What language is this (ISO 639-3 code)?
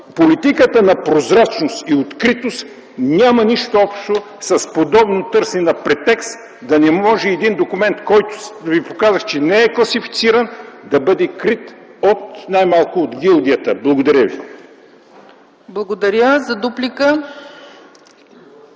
bul